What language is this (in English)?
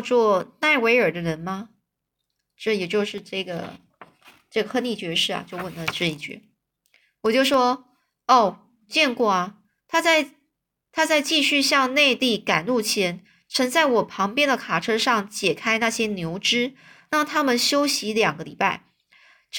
Chinese